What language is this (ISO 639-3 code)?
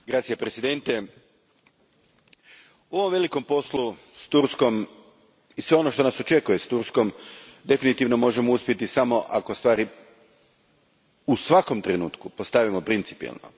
hrv